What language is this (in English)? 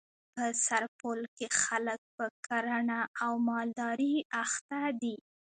Pashto